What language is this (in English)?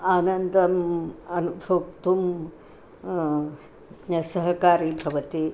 Sanskrit